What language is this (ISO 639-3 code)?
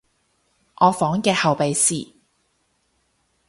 yue